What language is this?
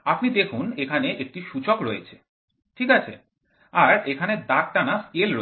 Bangla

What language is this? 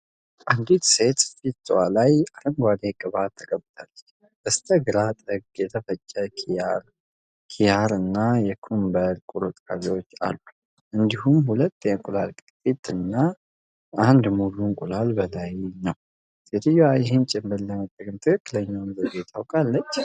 Amharic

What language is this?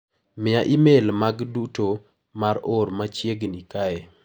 Luo (Kenya and Tanzania)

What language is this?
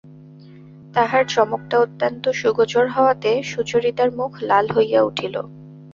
Bangla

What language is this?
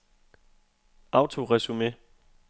Danish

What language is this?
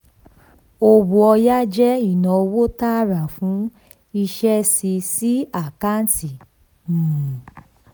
Yoruba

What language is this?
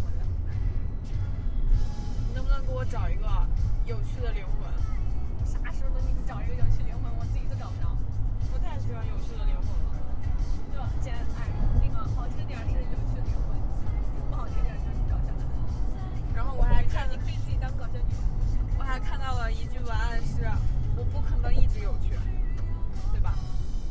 Chinese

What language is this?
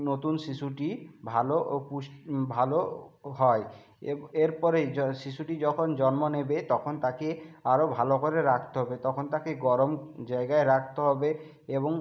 Bangla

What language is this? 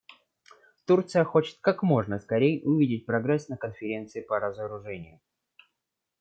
Russian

